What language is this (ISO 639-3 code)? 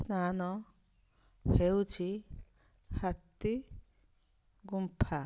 ori